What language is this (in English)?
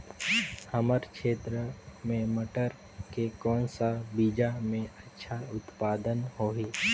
Chhattisgarhi